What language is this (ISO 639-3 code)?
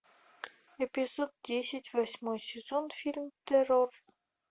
rus